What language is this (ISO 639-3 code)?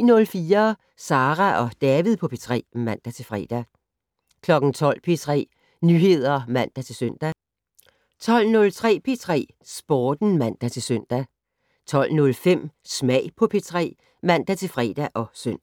dan